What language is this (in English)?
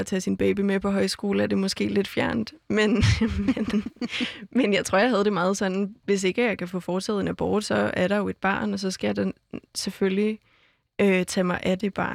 Danish